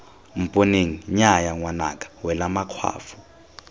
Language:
Tswana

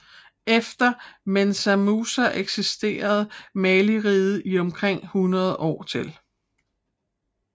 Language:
Danish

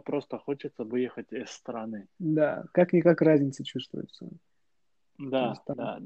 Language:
Russian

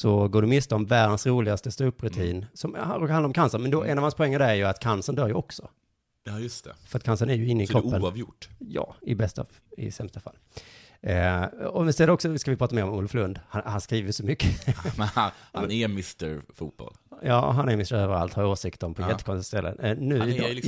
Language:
Swedish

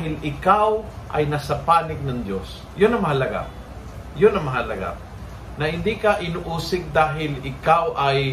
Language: Filipino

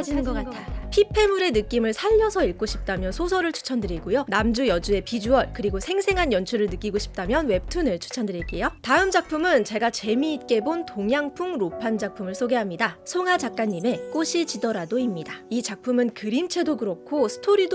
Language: Korean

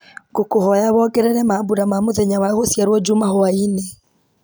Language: Kikuyu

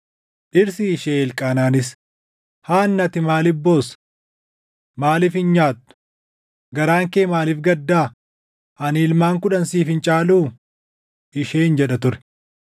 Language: Oromo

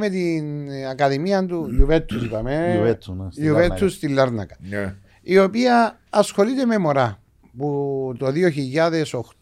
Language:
Greek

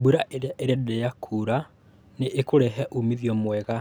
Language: Kikuyu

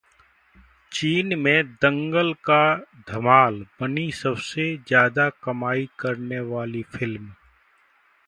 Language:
Hindi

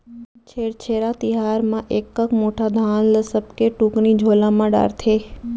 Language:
Chhattisgarhi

